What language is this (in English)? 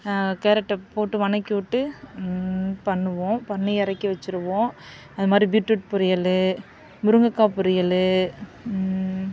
Tamil